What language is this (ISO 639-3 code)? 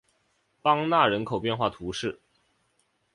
zho